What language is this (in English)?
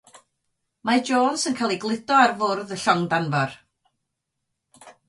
Welsh